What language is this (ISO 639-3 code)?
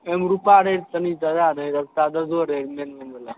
mai